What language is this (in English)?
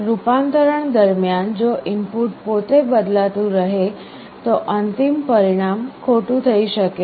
Gujarati